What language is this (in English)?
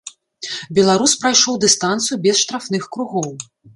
Belarusian